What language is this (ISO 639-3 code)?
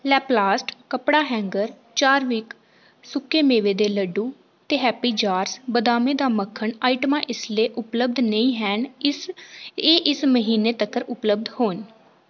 doi